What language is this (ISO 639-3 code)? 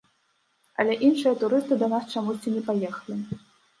bel